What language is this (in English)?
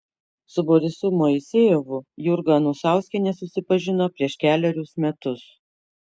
Lithuanian